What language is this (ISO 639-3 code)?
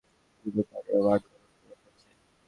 ben